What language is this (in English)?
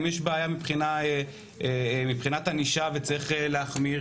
Hebrew